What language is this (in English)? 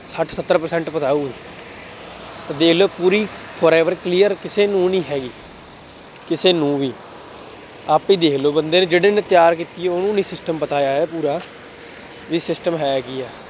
Punjabi